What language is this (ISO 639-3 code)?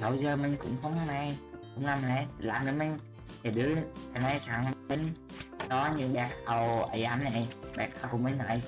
vie